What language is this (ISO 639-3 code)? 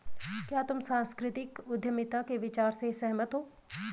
hin